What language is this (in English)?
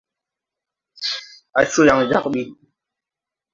Tupuri